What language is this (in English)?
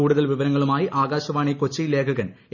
Malayalam